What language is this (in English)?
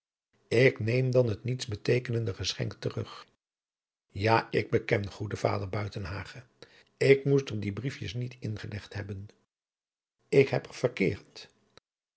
Dutch